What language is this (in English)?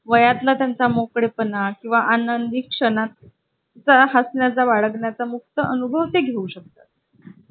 Marathi